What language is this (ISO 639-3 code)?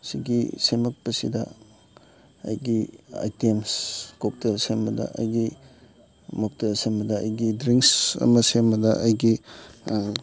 mni